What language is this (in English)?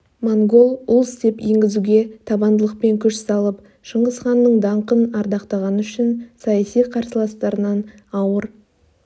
Kazakh